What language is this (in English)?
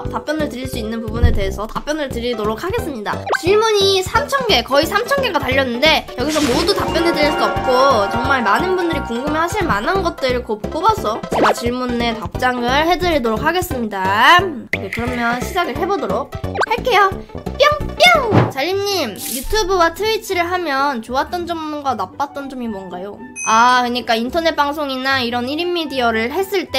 Korean